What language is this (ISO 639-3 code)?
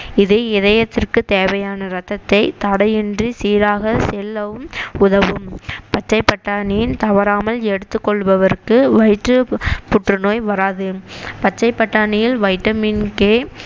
tam